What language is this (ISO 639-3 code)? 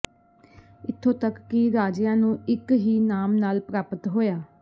pan